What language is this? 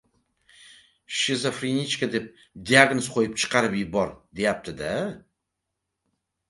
Uzbek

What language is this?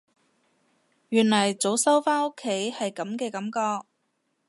Cantonese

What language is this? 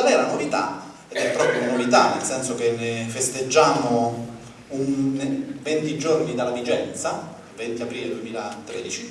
Italian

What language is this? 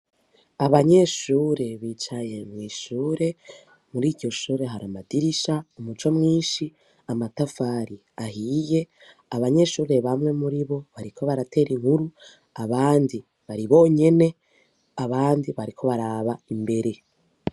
Rundi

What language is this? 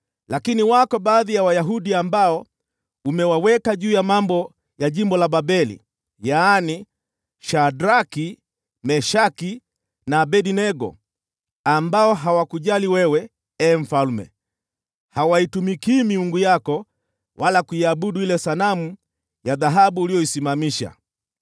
Swahili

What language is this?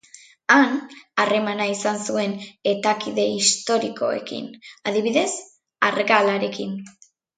Basque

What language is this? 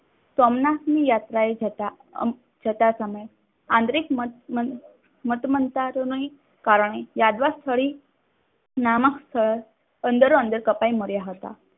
Gujarati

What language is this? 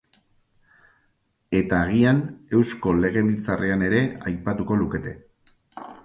Basque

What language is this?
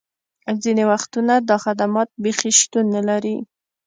Pashto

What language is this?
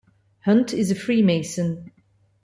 English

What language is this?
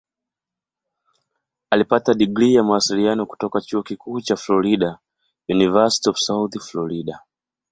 Swahili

